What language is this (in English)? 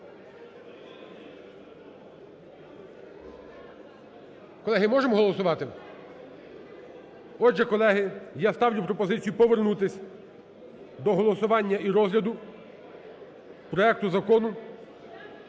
Ukrainian